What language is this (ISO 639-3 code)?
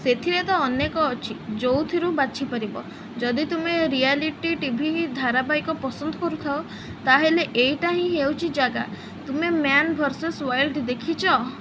ori